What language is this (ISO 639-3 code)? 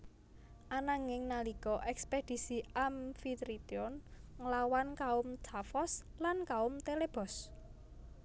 jav